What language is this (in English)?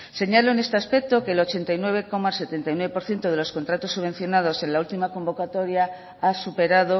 Spanish